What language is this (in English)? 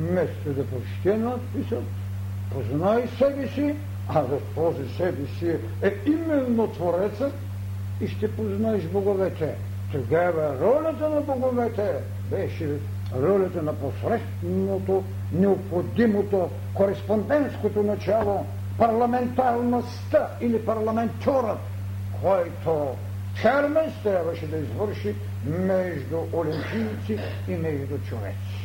Bulgarian